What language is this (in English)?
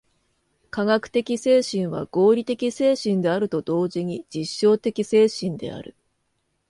Japanese